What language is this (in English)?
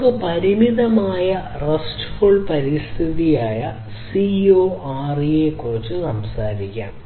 Malayalam